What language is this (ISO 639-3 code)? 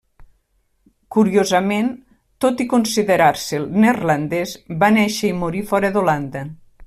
cat